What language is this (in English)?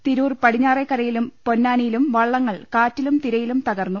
Malayalam